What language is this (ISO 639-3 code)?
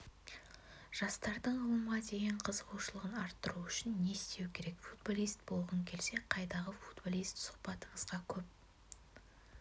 kaz